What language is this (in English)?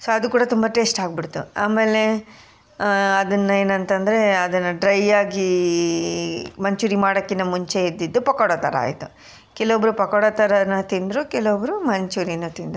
Kannada